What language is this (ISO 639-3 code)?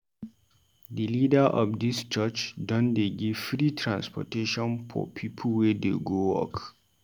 pcm